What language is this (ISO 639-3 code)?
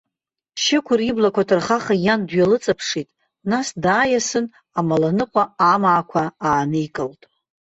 abk